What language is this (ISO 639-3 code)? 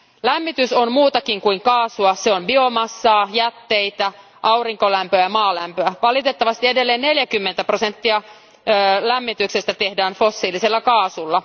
fin